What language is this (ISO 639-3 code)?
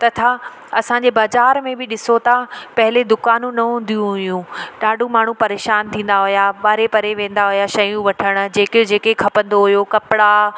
snd